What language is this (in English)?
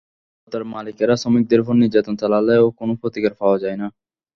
Bangla